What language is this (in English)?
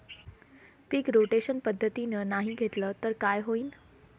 Marathi